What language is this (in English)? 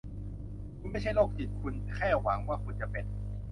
Thai